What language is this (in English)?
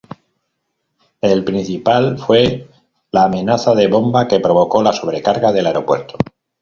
Spanish